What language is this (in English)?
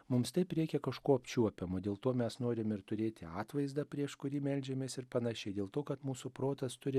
Lithuanian